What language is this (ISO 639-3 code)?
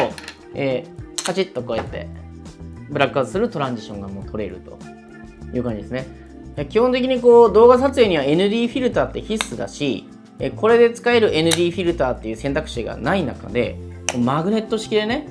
jpn